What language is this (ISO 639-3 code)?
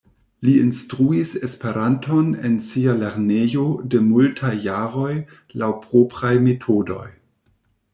epo